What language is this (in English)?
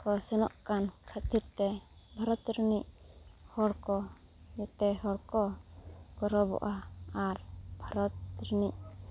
Santali